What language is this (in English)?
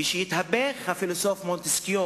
Hebrew